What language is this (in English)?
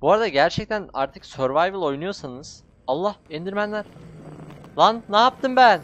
Turkish